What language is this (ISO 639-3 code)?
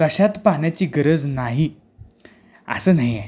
mar